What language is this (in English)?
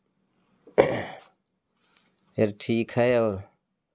Hindi